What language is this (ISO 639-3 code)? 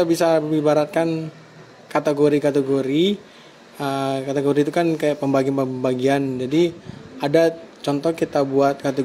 ind